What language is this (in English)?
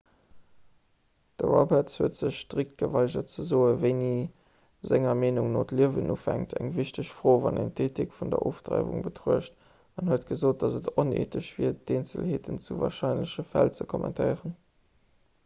Luxembourgish